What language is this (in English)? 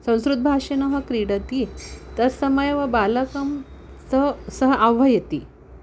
Sanskrit